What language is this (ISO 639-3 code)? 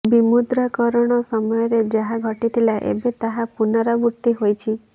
ori